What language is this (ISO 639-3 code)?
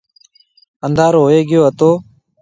mve